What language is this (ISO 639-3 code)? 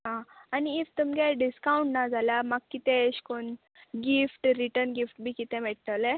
kok